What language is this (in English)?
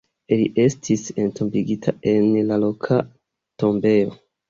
Esperanto